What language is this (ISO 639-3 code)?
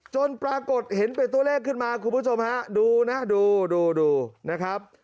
tha